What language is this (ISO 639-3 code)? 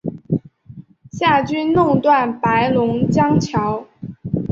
zho